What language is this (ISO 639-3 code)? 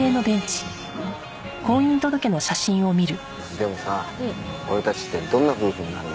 jpn